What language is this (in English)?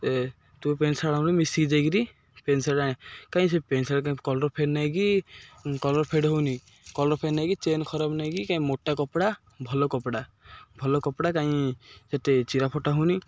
Odia